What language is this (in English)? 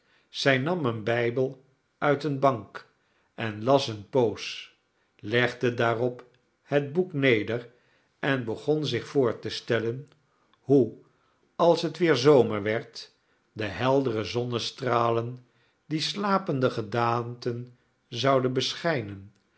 Dutch